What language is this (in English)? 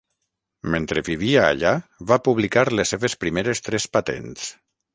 Catalan